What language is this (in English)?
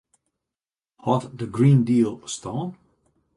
Western Frisian